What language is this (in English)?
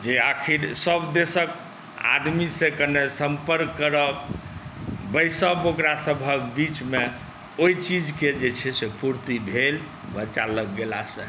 Maithili